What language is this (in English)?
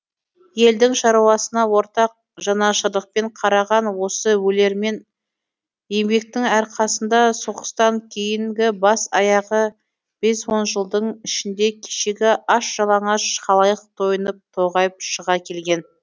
Kazakh